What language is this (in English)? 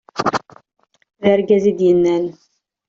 Kabyle